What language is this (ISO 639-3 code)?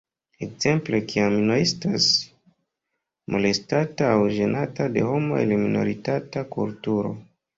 epo